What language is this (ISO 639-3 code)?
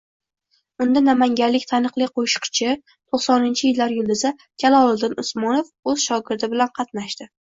uzb